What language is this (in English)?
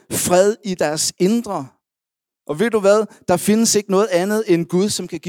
Danish